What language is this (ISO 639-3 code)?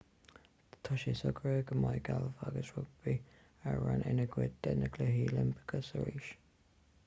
gle